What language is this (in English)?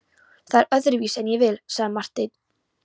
Icelandic